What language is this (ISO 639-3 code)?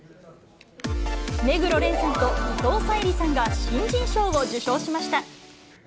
jpn